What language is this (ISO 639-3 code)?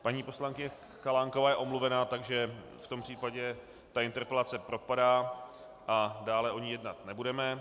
ces